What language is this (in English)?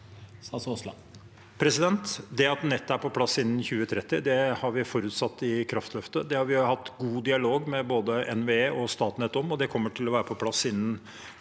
Norwegian